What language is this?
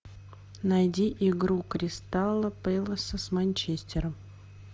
Russian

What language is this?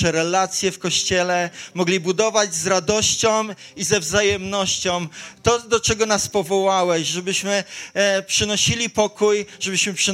Polish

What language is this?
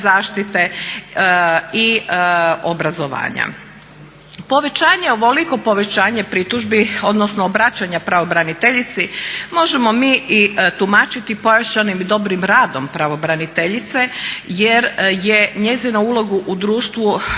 Croatian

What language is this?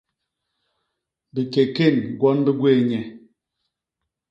Basaa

